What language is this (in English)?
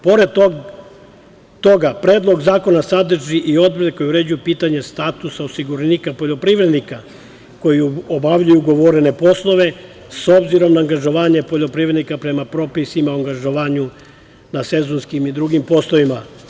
Serbian